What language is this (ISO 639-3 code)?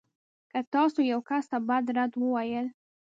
pus